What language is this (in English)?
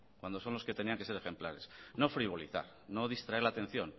Spanish